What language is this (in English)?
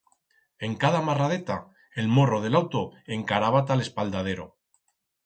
Aragonese